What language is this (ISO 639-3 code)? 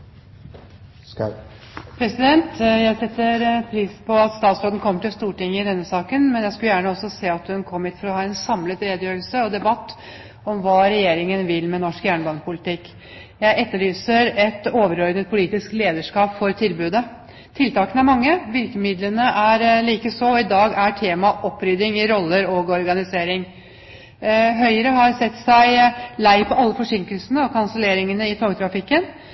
nor